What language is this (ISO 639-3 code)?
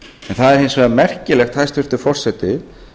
isl